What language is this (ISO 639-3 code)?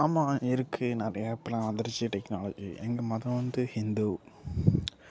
tam